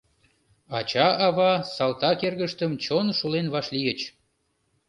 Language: Mari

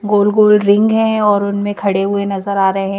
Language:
Hindi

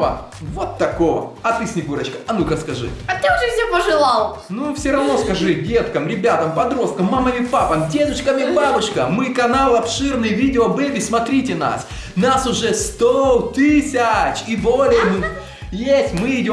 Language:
Russian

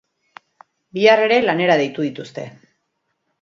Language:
Basque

